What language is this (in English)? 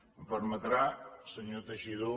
Catalan